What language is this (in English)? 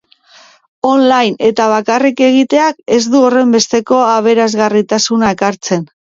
Basque